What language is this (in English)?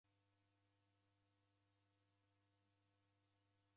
Taita